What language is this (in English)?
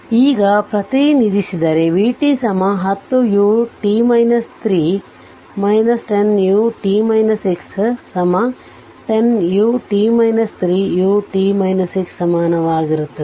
Kannada